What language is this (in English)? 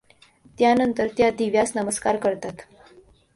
Marathi